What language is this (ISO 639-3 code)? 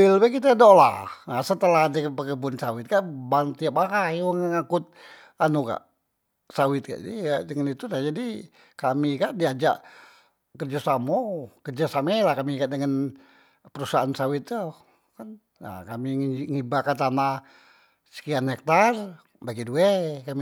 mui